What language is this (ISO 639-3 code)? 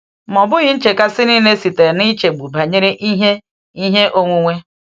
ibo